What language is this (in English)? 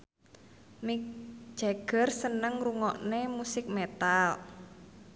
Javanese